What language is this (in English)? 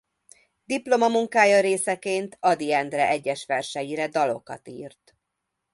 Hungarian